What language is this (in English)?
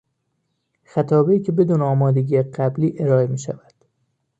Persian